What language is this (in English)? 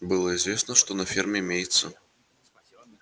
Russian